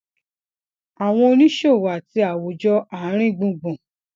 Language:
Yoruba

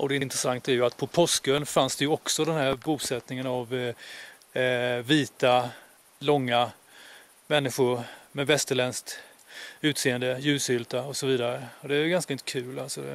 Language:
Swedish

